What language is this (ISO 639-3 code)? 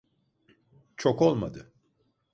tur